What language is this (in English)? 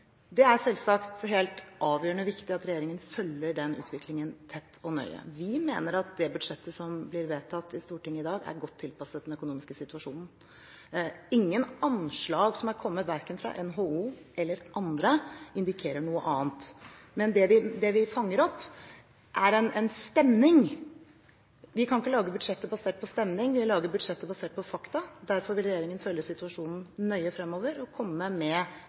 Norwegian Bokmål